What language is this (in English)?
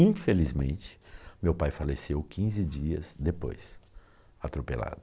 Portuguese